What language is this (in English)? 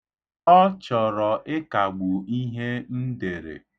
Igbo